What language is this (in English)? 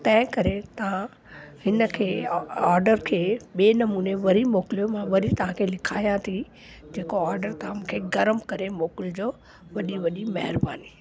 Sindhi